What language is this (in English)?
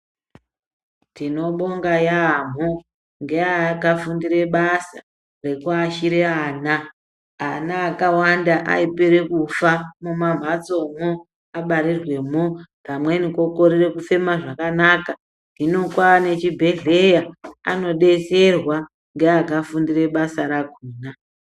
Ndau